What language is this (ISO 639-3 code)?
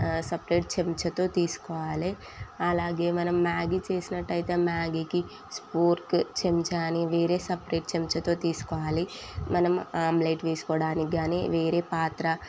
tel